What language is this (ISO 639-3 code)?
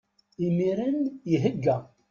kab